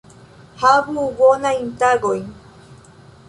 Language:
Esperanto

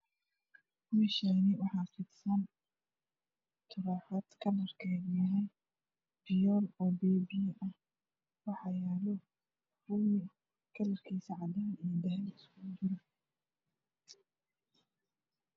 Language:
Somali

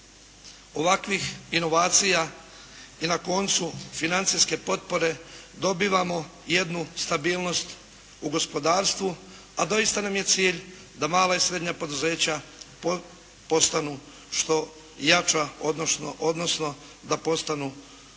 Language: Croatian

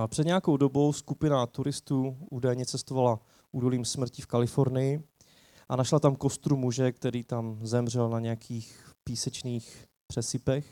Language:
Czech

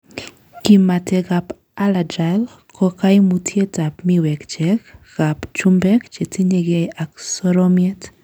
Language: Kalenjin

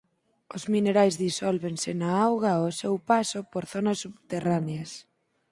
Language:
Galician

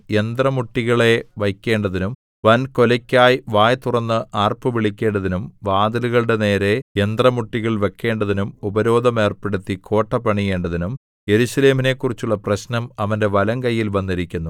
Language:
Malayalam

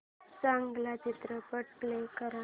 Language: Marathi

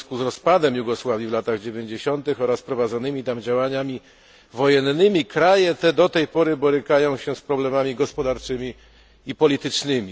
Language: Polish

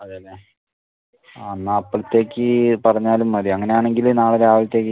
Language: Malayalam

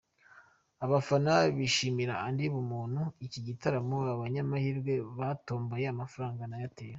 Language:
Kinyarwanda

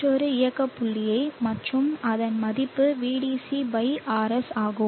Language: Tamil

